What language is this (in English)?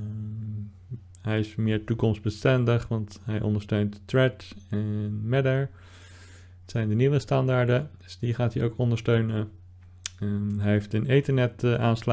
Dutch